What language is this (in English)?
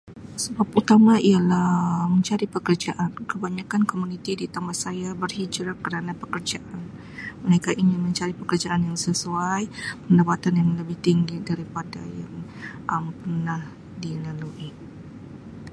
Sabah Malay